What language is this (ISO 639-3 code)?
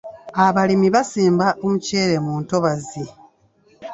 lug